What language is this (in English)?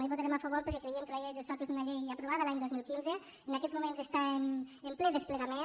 Catalan